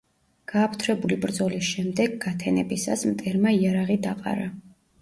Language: Georgian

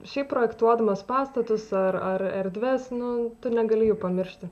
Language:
Lithuanian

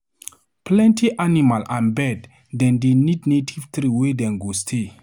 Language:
Nigerian Pidgin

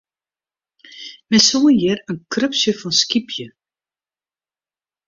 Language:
Western Frisian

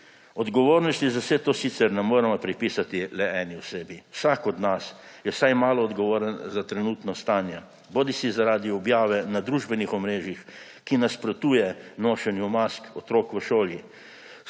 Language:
Slovenian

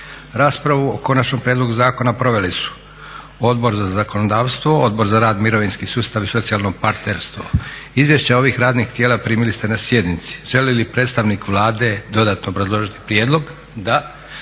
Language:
Croatian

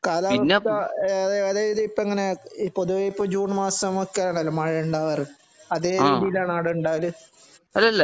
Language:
Malayalam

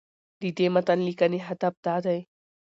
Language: Pashto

